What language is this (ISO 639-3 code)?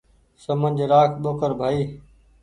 gig